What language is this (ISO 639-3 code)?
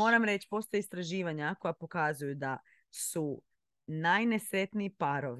hrv